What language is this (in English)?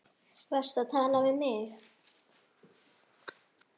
Icelandic